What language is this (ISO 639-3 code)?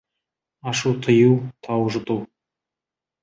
kaz